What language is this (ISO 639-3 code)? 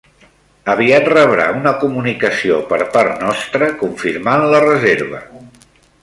cat